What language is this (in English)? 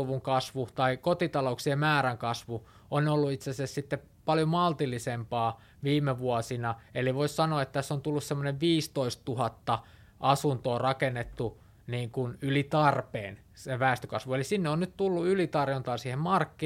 Finnish